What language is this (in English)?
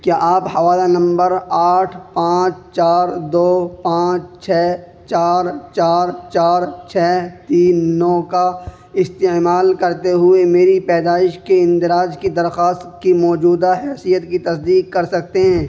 Urdu